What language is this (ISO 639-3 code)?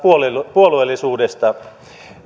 fin